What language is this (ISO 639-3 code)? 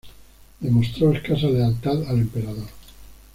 spa